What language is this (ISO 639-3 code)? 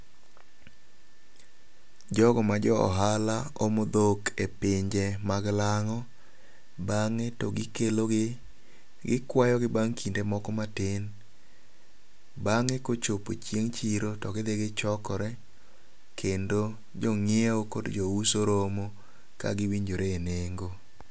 luo